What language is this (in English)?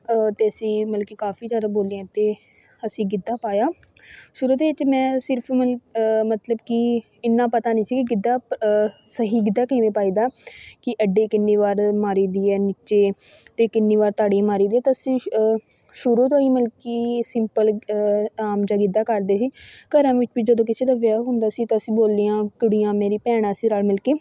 Punjabi